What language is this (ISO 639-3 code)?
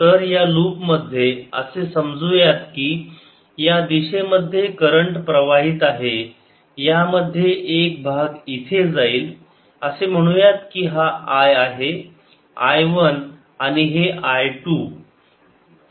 mar